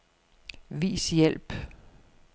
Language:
Danish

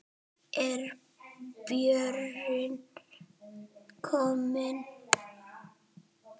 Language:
Icelandic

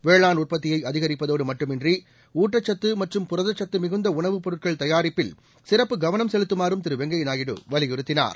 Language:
Tamil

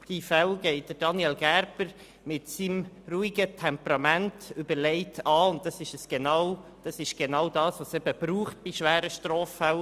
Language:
Swiss German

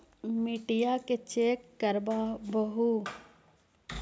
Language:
Magahi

